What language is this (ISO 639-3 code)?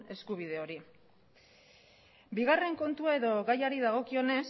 eus